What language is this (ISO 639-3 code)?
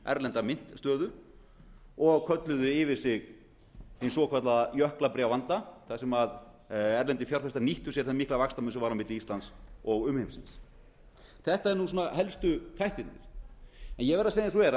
isl